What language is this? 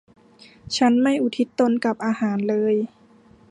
Thai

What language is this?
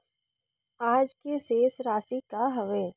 Chhattisgarhi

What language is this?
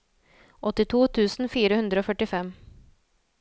Norwegian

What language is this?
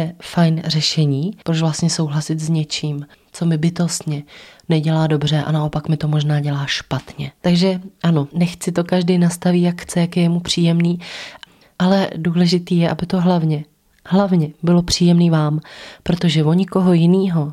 Czech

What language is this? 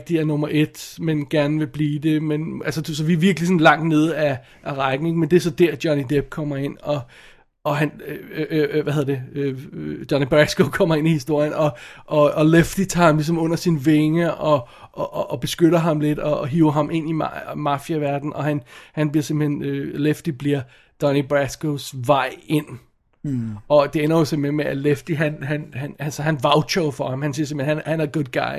Danish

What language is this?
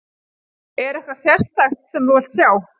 Icelandic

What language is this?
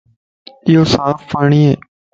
Lasi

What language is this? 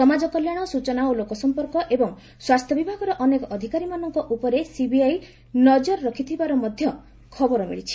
Odia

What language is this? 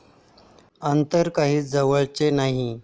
Marathi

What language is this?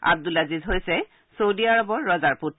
Assamese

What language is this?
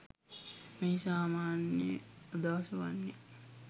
Sinhala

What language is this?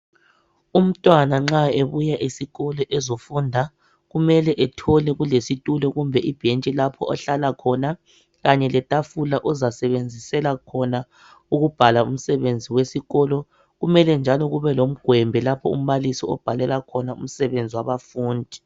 North Ndebele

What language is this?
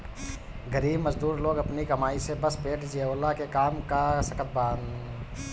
Bhojpuri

